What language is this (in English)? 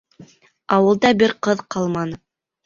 Bashkir